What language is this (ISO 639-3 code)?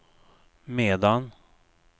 swe